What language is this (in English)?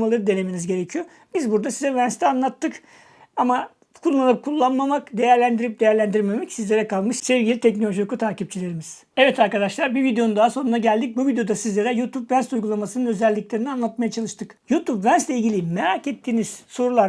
Turkish